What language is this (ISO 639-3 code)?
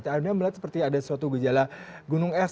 ind